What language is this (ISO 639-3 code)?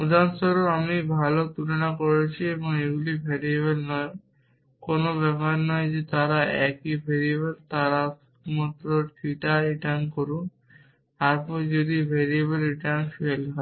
ben